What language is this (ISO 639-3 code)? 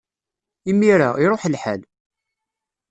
kab